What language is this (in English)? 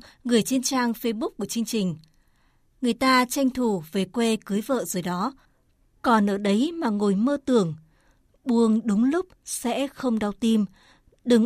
Vietnamese